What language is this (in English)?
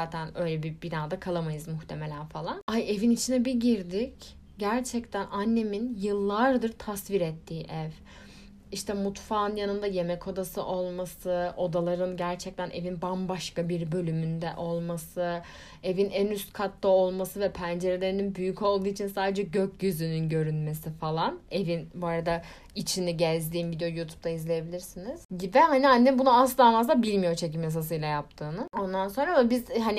Turkish